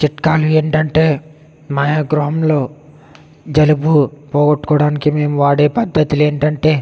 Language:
Telugu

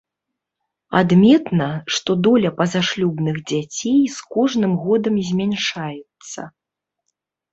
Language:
Belarusian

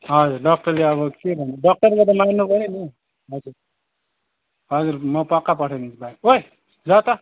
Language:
Nepali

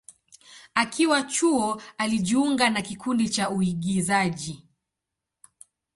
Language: Swahili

